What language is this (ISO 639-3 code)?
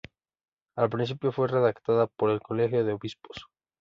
spa